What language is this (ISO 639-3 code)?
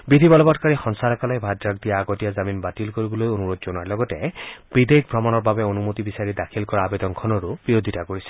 asm